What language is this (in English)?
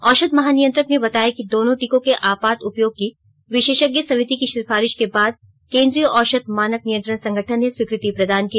Hindi